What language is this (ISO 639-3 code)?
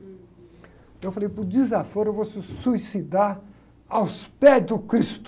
por